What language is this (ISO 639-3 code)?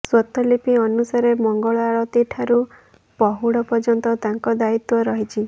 ori